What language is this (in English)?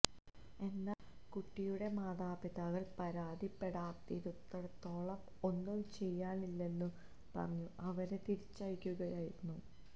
Malayalam